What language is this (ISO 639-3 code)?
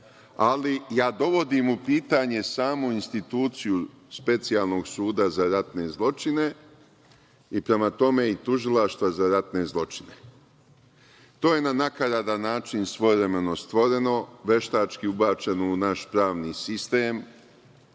srp